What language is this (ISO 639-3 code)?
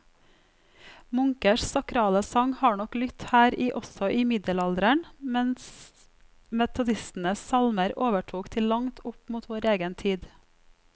nor